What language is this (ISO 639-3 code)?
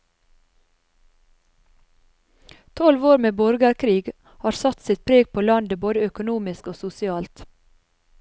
nor